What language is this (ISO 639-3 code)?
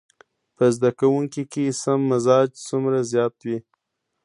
pus